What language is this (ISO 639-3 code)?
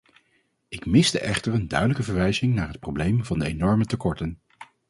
nld